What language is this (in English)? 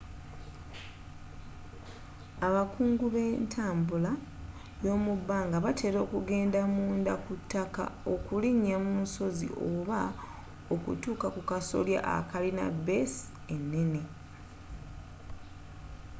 Ganda